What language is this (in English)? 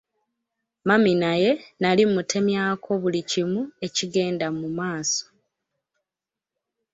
Ganda